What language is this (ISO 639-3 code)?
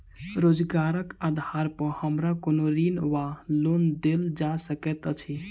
mai